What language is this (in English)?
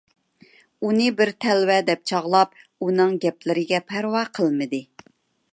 Uyghur